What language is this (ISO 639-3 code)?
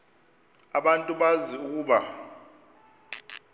xho